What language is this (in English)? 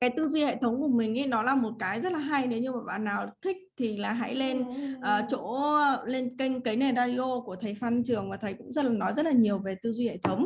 Vietnamese